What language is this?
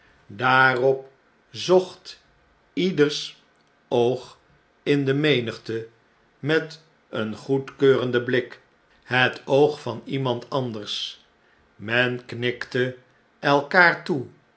Dutch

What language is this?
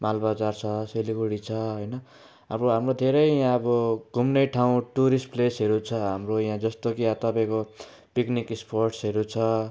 Nepali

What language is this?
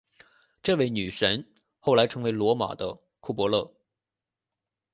Chinese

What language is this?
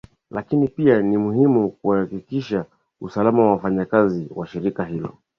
Swahili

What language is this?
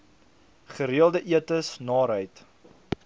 Afrikaans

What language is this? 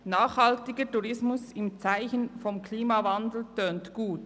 Swiss German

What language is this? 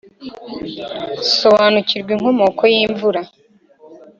Kinyarwanda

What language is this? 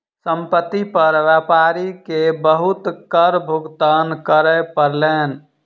Maithili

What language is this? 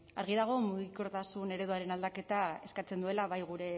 Basque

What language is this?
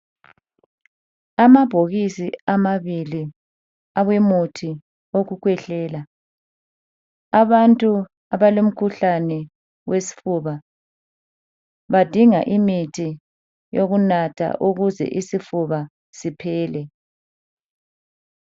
North Ndebele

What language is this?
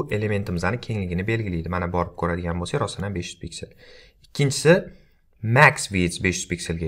Turkish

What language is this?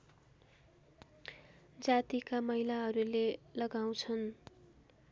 Nepali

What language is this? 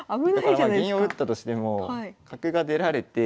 Japanese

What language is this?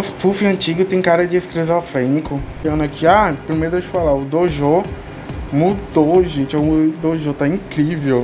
Portuguese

